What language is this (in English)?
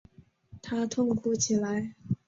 Chinese